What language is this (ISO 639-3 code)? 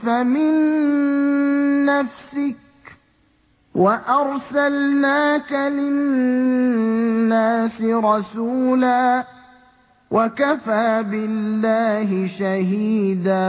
ara